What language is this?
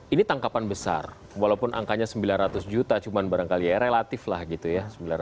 Indonesian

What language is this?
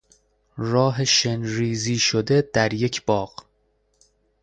Persian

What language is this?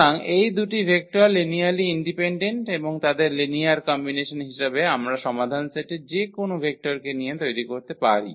Bangla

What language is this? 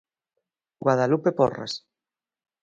Galician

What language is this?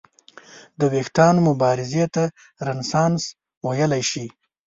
Pashto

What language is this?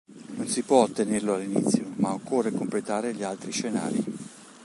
Italian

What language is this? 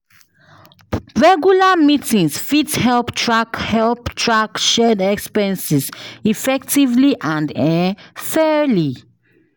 Nigerian Pidgin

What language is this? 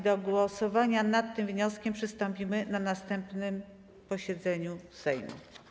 Polish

